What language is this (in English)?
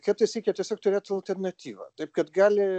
Lithuanian